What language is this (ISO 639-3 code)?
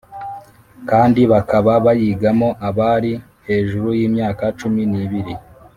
kin